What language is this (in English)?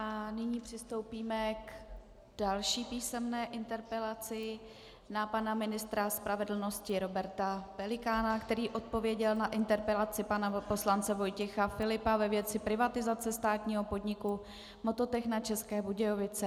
Czech